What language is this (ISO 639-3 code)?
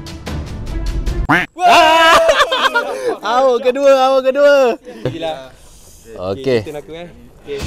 msa